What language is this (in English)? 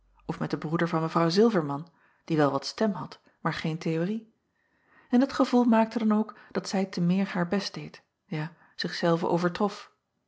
Dutch